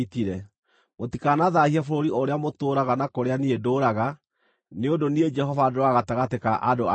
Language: Kikuyu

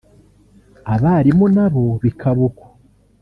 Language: Kinyarwanda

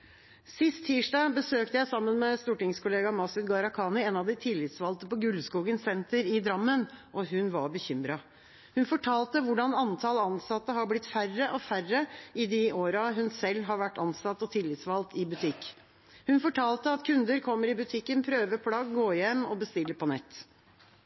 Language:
Norwegian Bokmål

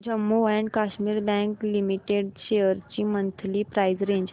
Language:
Marathi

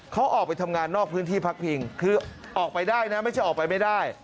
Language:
Thai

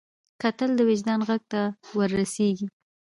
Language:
Pashto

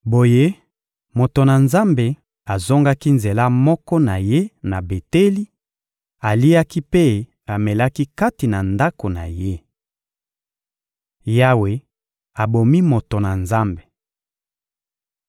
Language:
Lingala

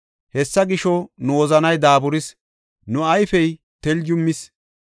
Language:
Gofa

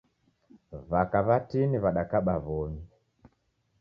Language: Taita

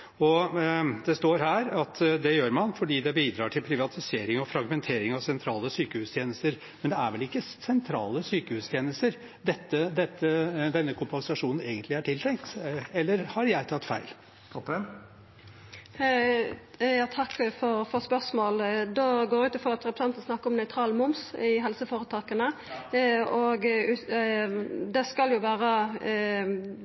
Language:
Norwegian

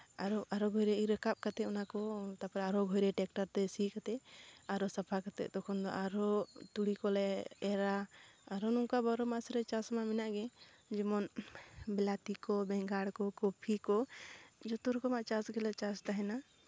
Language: Santali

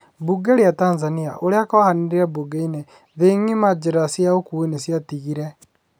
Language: Kikuyu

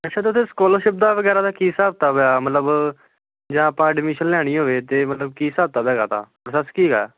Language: Punjabi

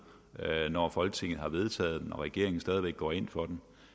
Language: Danish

